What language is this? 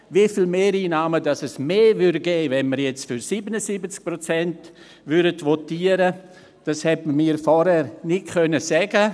Swiss German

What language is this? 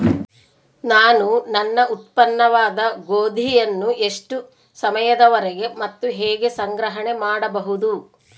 Kannada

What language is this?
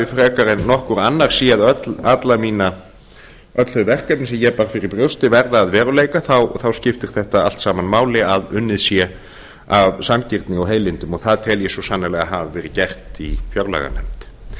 Icelandic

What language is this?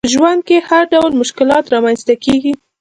Pashto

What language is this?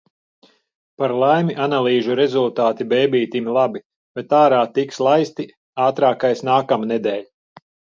Latvian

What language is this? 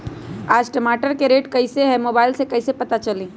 Magahi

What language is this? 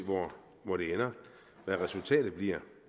Danish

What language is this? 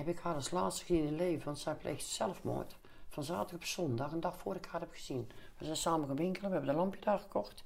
Dutch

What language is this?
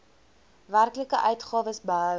Afrikaans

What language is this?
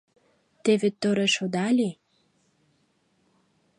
Mari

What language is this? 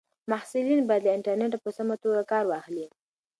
Pashto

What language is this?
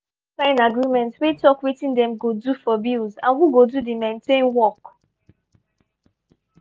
Nigerian Pidgin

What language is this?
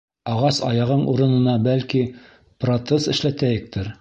Bashkir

